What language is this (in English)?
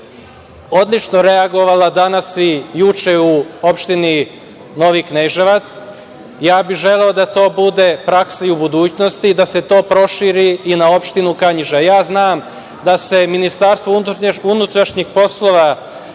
Serbian